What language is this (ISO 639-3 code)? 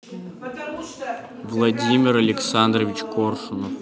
rus